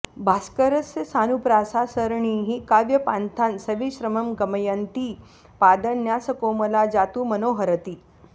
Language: Sanskrit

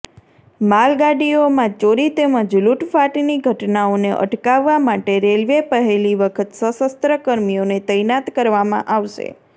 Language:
Gujarati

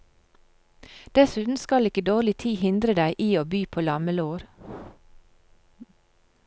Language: Norwegian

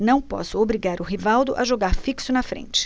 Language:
Portuguese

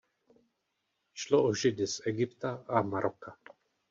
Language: Czech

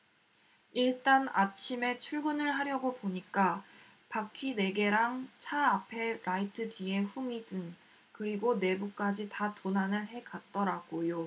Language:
Korean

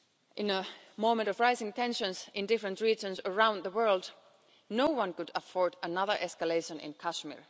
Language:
English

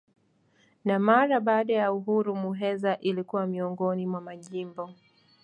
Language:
Swahili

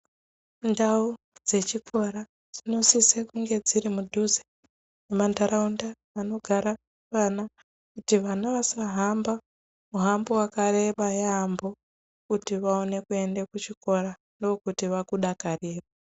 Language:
Ndau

